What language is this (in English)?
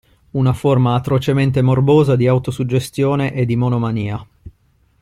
Italian